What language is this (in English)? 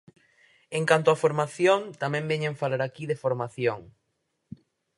Galician